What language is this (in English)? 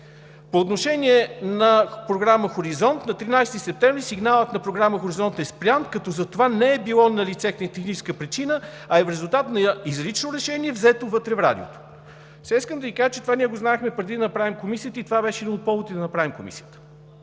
Bulgarian